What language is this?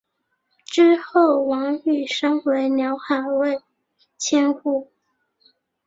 Chinese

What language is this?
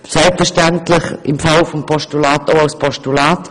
Swiss German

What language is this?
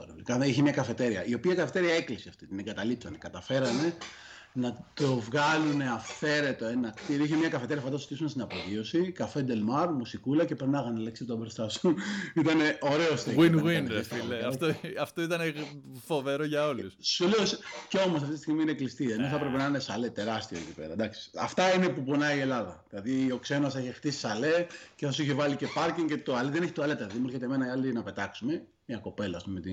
Greek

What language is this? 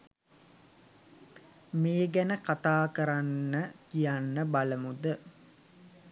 Sinhala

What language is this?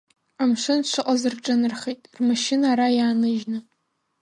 Abkhazian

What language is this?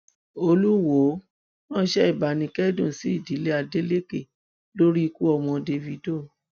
Yoruba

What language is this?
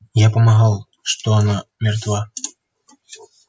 Russian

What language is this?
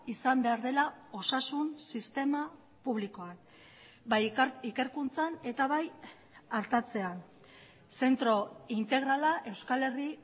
Basque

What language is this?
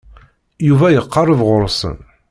Kabyle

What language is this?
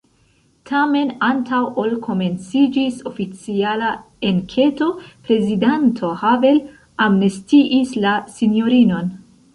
Esperanto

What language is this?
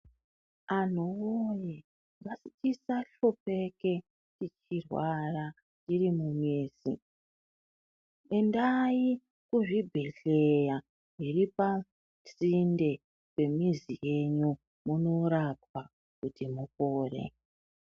Ndau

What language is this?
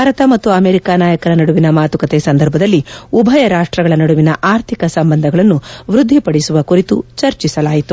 Kannada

